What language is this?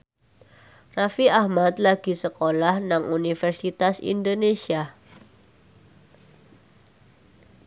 Javanese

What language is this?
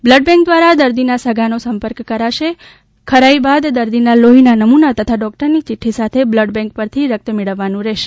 Gujarati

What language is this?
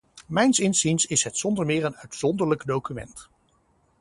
Dutch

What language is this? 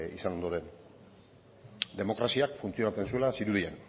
Basque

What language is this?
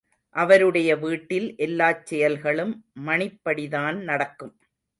Tamil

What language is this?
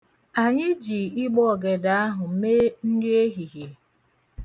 Igbo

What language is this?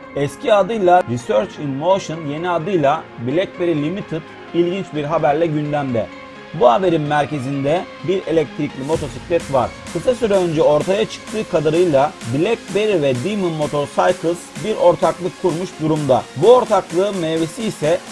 Turkish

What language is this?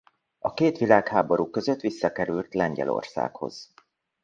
Hungarian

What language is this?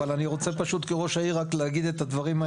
Hebrew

